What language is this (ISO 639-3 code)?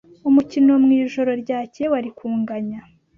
kin